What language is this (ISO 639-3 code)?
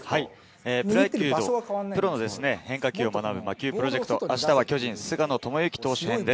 jpn